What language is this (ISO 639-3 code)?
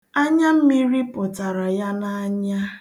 ibo